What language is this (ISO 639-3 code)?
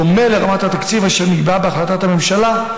heb